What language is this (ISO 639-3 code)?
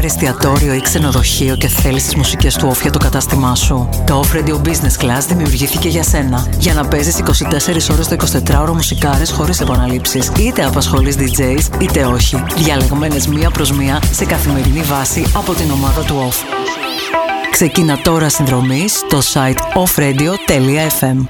ell